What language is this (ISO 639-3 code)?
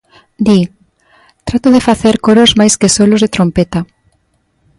glg